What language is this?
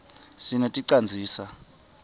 Swati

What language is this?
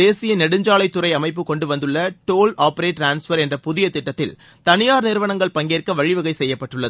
Tamil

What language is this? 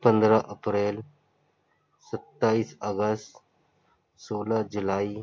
Urdu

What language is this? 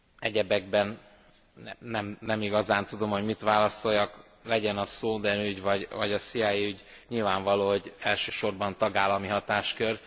Hungarian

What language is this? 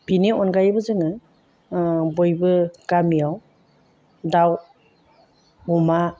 Bodo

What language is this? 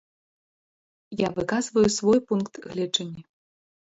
Belarusian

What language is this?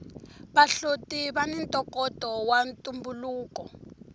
Tsonga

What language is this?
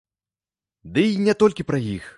Belarusian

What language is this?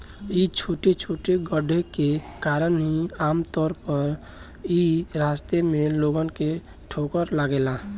Bhojpuri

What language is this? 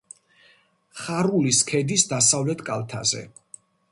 Georgian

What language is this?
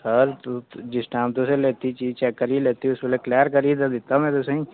Dogri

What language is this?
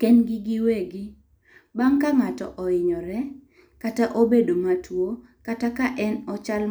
Luo (Kenya and Tanzania)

